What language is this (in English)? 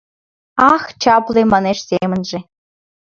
Mari